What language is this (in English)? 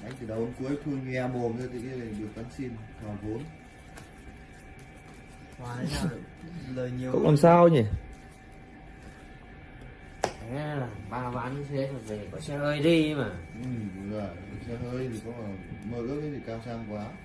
Vietnamese